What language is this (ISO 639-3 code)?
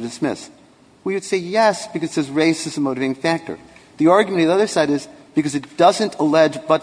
eng